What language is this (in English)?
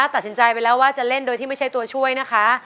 Thai